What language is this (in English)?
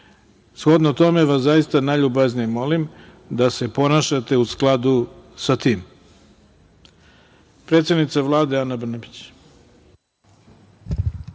Serbian